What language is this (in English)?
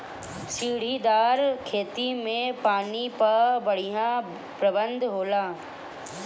Bhojpuri